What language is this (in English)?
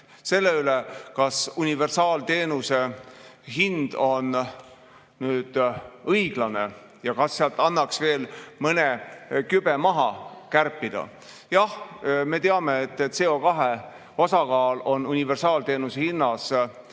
Estonian